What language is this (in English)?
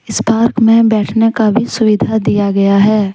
Hindi